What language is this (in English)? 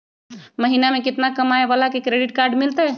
Magahi